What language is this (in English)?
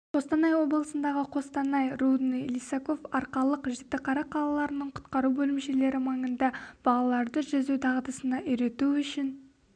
Kazakh